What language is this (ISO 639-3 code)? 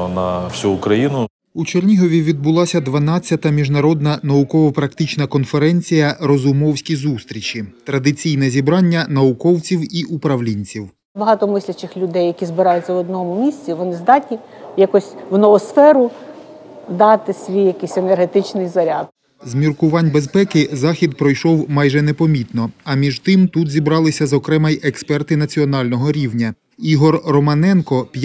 ukr